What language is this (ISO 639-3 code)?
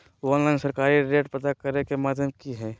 mag